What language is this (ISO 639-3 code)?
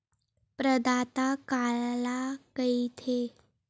hne